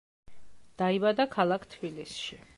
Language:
Georgian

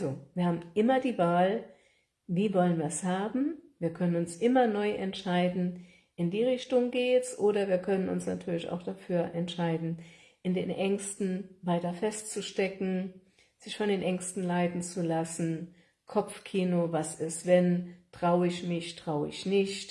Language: German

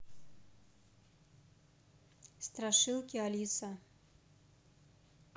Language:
Russian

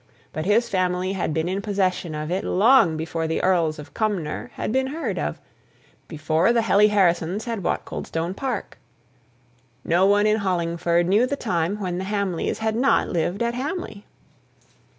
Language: English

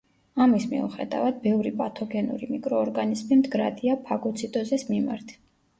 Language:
Georgian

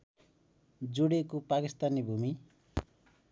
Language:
Nepali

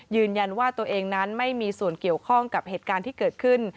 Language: Thai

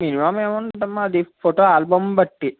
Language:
Telugu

